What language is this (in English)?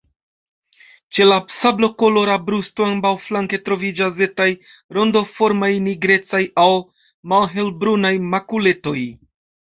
Esperanto